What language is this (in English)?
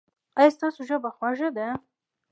Pashto